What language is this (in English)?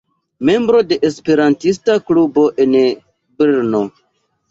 Esperanto